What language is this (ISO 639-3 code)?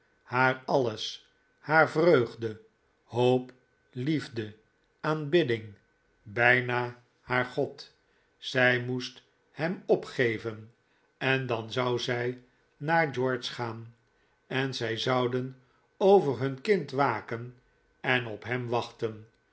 nld